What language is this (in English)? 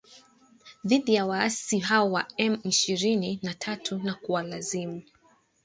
Swahili